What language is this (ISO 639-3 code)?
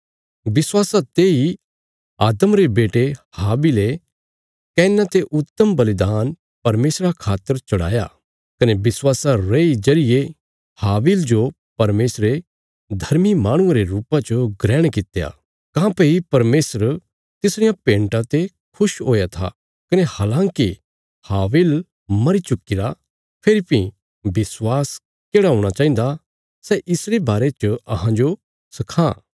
kfs